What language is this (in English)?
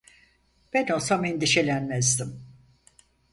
Turkish